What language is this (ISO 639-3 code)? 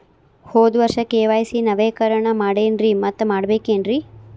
kan